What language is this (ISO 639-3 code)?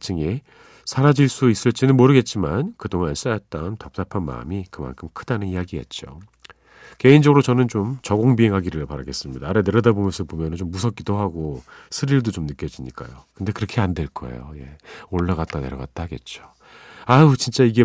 kor